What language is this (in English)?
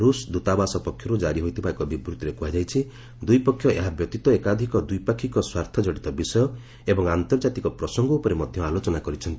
Odia